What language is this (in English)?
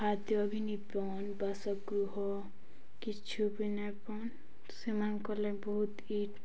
Odia